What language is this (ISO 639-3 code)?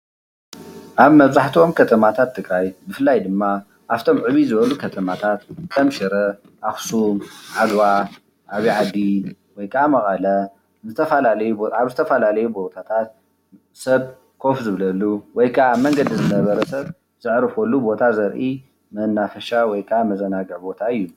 tir